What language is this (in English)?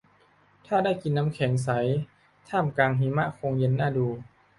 Thai